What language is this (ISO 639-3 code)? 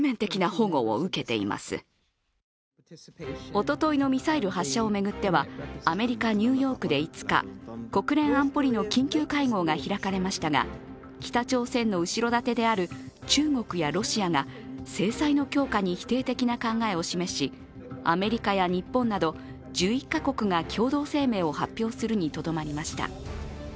jpn